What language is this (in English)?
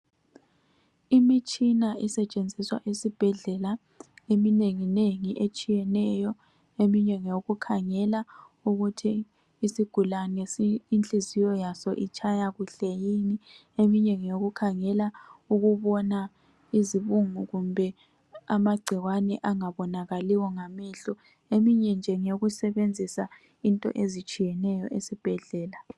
North Ndebele